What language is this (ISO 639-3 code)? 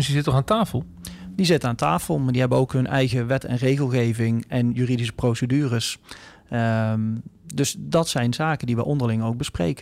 nld